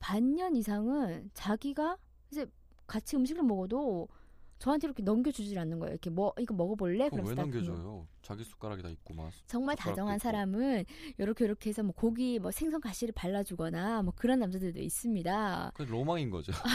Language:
Korean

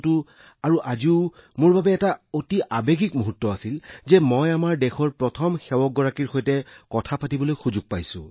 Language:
Assamese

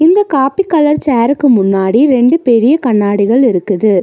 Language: Tamil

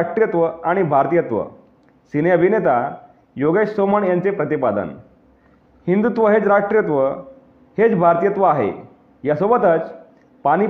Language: Marathi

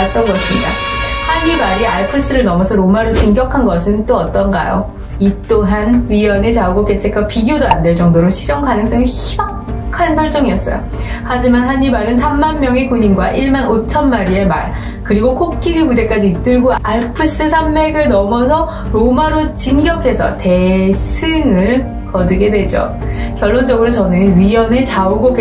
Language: Korean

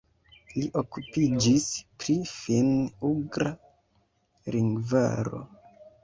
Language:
Esperanto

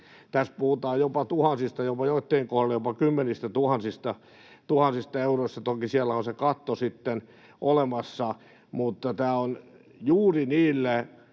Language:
Finnish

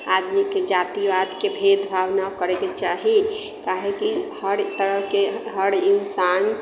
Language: Maithili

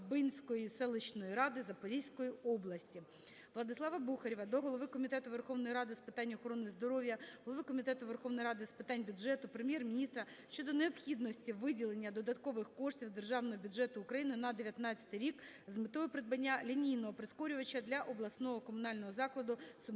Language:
Ukrainian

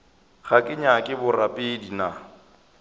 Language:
Northern Sotho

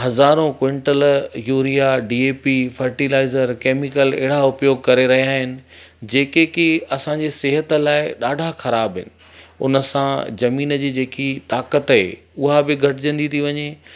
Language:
Sindhi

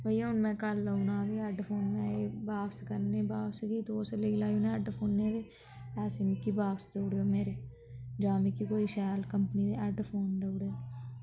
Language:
Dogri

